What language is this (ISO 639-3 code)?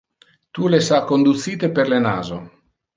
ina